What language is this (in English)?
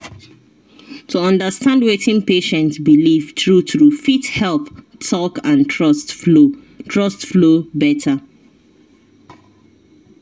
Nigerian Pidgin